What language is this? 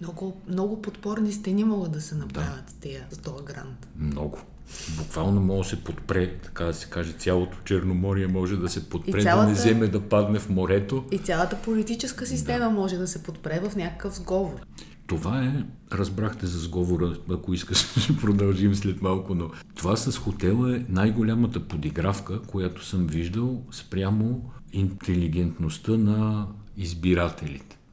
Bulgarian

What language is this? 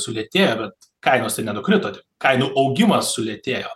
Lithuanian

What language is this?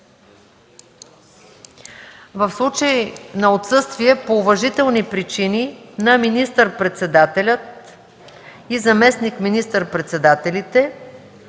Bulgarian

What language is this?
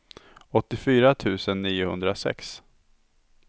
Swedish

